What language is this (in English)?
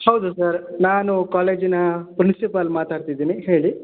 Kannada